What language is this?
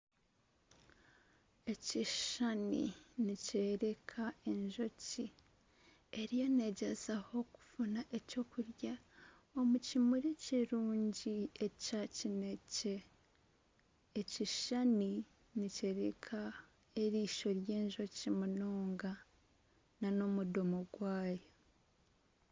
Nyankole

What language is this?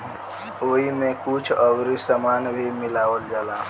Bhojpuri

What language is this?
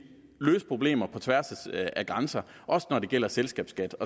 Danish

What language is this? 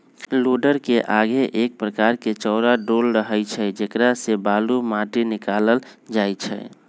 Magahi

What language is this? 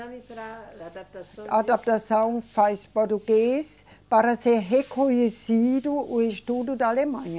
Portuguese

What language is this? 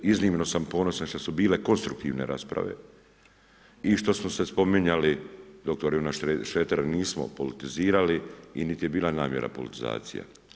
Croatian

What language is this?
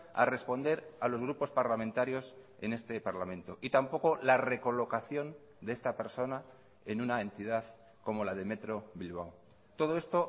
Spanish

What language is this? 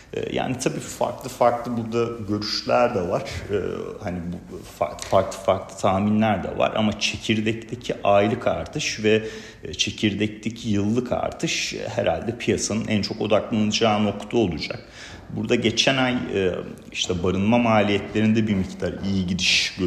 Turkish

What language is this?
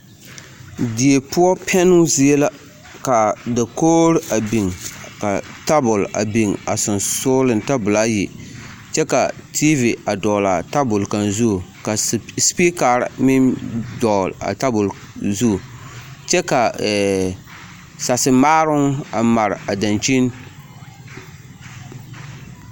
Southern Dagaare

